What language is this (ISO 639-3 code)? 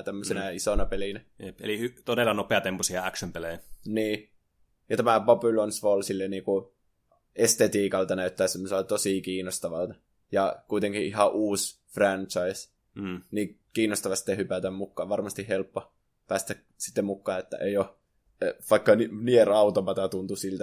fin